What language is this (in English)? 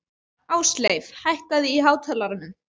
Icelandic